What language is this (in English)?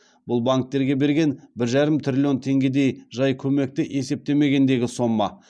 Kazakh